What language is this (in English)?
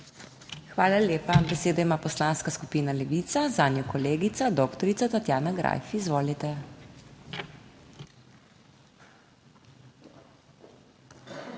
Slovenian